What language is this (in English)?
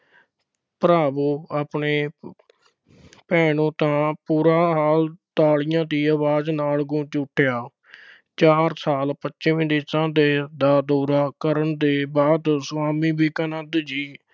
Punjabi